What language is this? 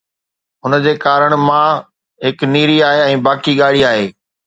Sindhi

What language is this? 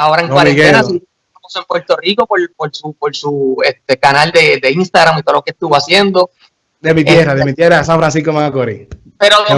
Spanish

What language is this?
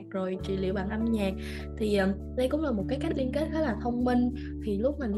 Vietnamese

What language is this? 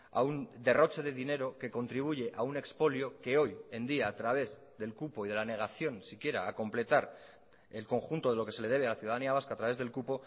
Spanish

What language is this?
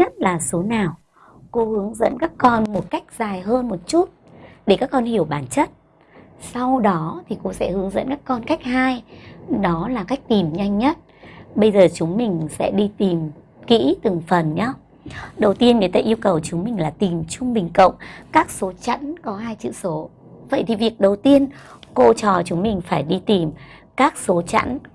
Vietnamese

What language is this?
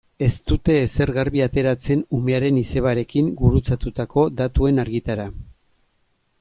Basque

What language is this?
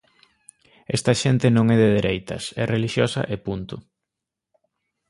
Galician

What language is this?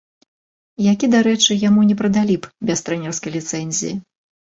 Belarusian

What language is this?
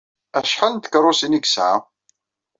Kabyle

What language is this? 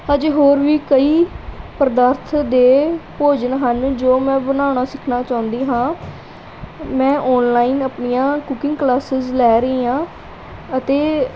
Punjabi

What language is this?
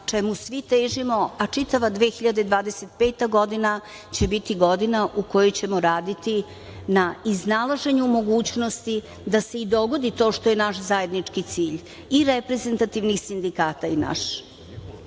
Serbian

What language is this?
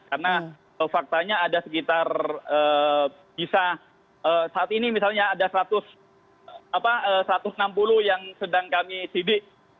Indonesian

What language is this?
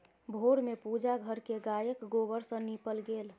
Maithili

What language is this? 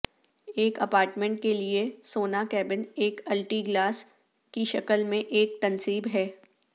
Urdu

